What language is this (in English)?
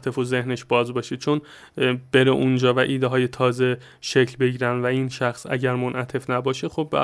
Persian